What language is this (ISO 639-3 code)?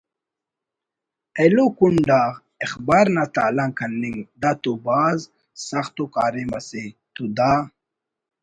brh